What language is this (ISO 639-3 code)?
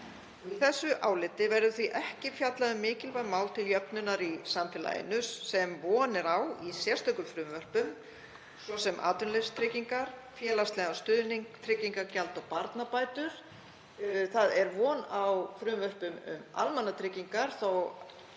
isl